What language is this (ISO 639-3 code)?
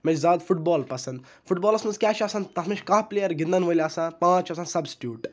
kas